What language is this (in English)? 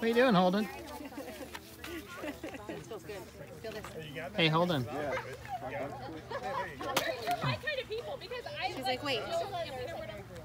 English